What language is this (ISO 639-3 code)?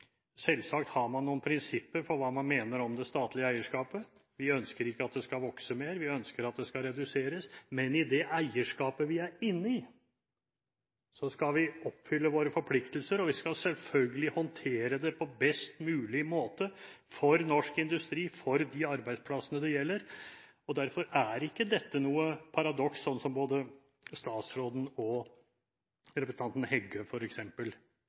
nob